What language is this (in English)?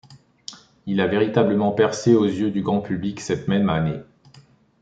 French